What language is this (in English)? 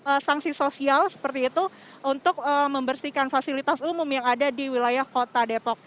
Indonesian